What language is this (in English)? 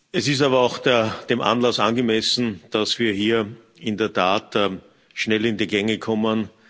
German